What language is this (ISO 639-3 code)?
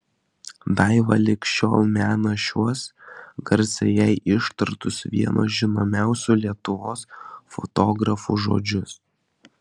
lit